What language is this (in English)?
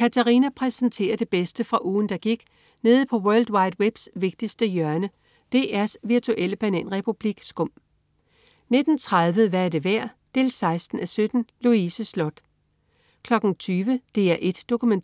Danish